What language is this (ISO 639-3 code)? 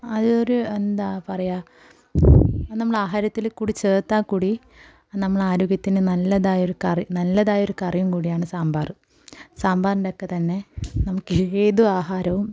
mal